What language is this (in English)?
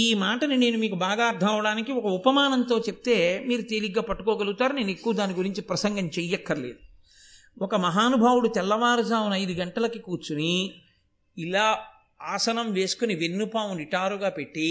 Telugu